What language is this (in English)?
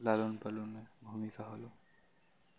Bangla